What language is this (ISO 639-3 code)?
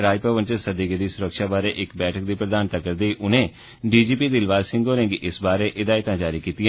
doi